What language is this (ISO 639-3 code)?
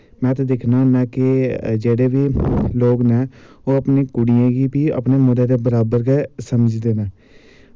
doi